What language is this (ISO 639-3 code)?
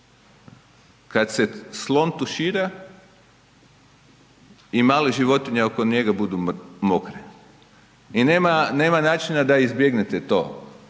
hrv